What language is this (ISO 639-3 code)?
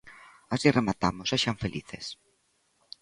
glg